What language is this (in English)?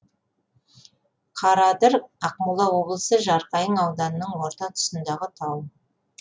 Kazakh